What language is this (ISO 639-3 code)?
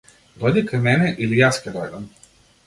mkd